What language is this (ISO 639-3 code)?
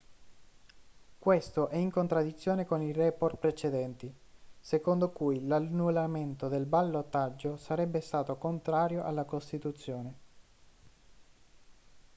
ita